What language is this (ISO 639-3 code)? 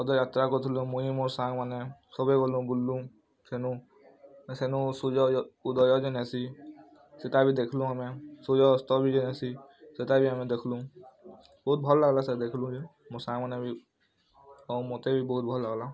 ori